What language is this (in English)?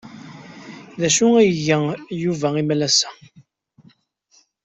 Kabyle